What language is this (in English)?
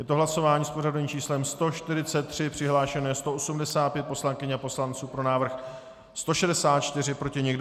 Czech